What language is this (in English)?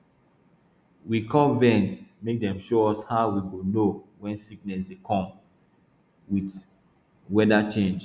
Nigerian Pidgin